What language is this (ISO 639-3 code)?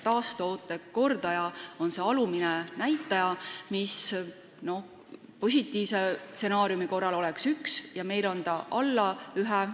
est